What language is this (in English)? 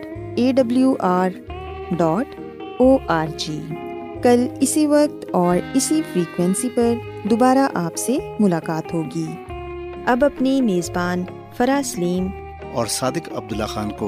Urdu